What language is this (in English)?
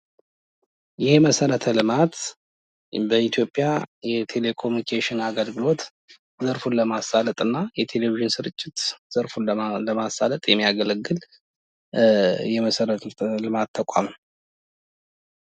Amharic